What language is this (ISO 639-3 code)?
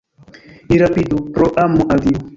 epo